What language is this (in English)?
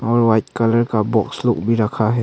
Hindi